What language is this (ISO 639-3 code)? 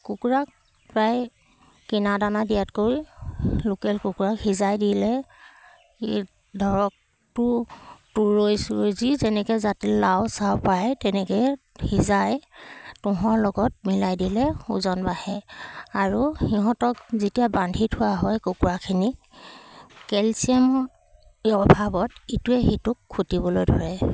asm